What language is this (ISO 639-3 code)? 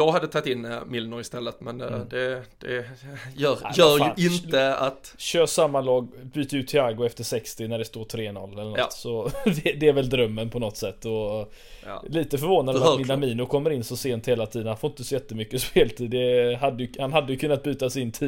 swe